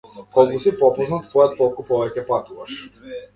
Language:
Macedonian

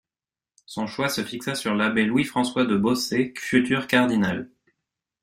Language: French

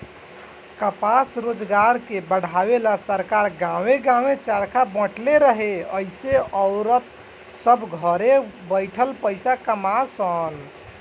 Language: Bhojpuri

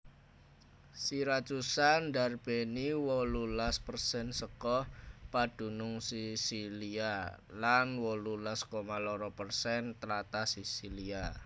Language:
Javanese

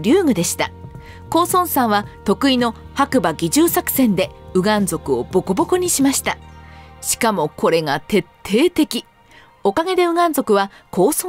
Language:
Japanese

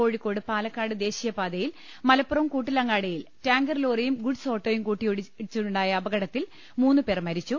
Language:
Malayalam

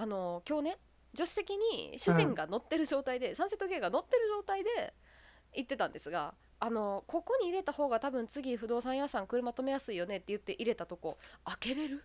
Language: Japanese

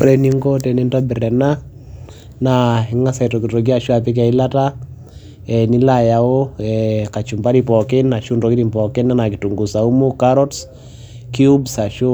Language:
Masai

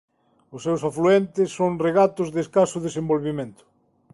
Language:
Galician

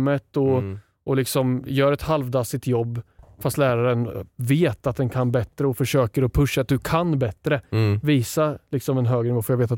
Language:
Swedish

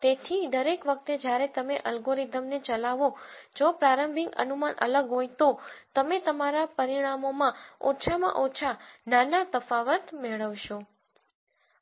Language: Gujarati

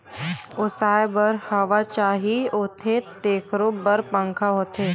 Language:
Chhattisgarhi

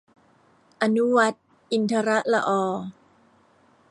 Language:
Thai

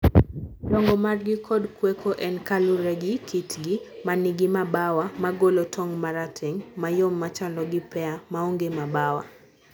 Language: Luo (Kenya and Tanzania)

